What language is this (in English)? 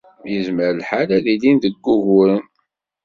Kabyle